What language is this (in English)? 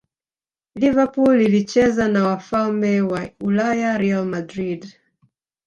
Swahili